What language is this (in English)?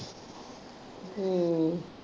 Punjabi